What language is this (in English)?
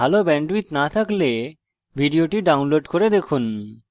Bangla